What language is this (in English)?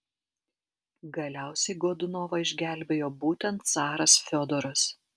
Lithuanian